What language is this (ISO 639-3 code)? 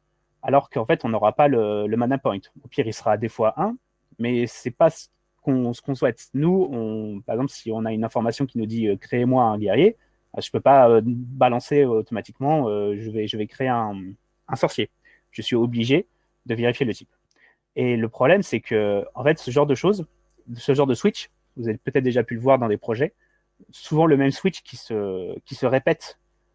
fra